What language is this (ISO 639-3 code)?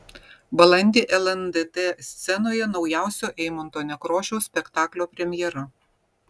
lit